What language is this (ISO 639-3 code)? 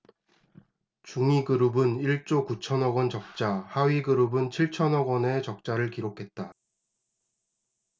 kor